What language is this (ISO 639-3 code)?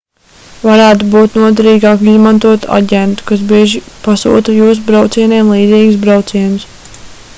lav